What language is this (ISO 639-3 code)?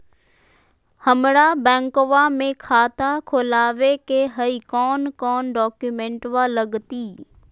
mag